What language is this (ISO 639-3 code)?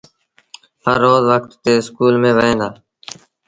sbn